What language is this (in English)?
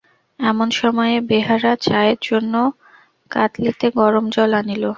Bangla